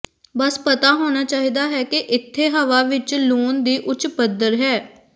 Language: Punjabi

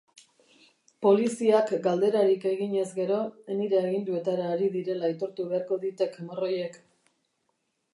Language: Basque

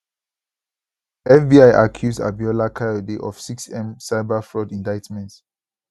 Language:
Nigerian Pidgin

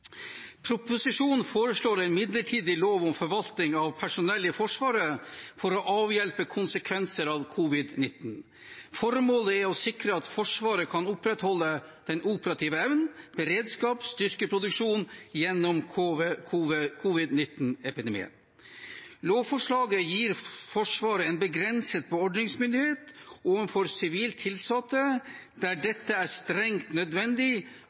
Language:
Norwegian Bokmål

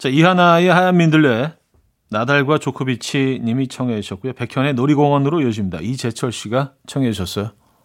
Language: Korean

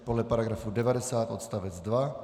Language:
Czech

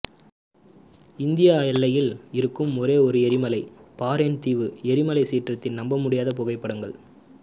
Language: Tamil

